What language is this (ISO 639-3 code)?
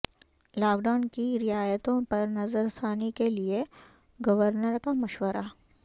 urd